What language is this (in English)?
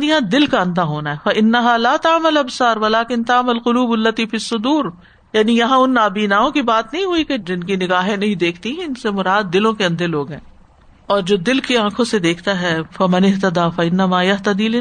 Urdu